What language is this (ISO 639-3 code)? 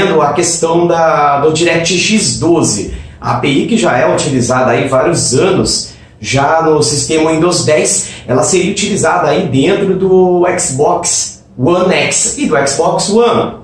por